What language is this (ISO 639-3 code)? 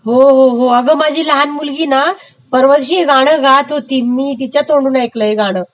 mar